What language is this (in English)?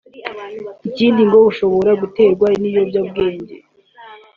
Kinyarwanda